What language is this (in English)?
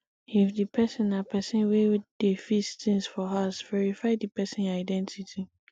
Nigerian Pidgin